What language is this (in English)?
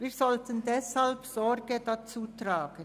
Swiss German